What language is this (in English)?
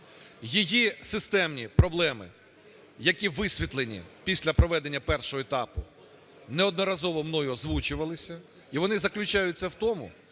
Ukrainian